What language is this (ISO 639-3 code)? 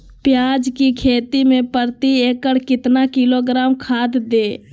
mag